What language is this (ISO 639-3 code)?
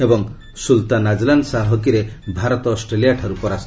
ori